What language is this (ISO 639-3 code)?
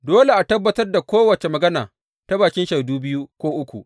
hau